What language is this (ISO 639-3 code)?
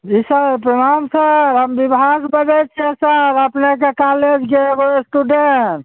mai